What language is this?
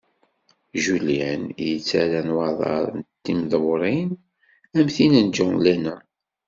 Kabyle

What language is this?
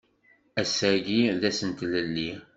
Kabyle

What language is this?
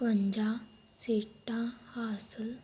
Punjabi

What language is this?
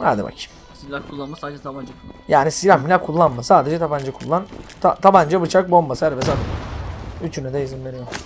Turkish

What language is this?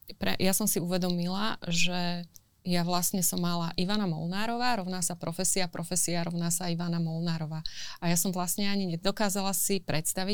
Slovak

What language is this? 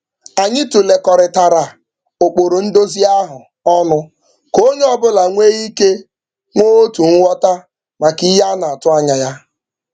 Igbo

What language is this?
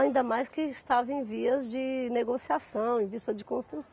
Portuguese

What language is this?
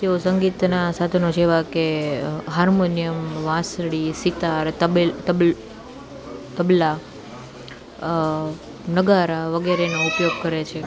Gujarati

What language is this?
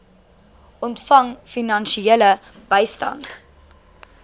Afrikaans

